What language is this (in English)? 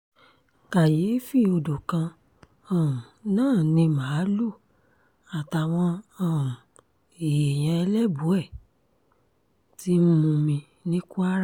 Yoruba